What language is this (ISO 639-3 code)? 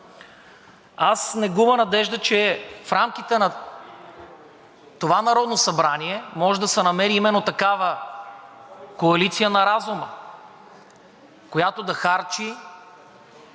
bul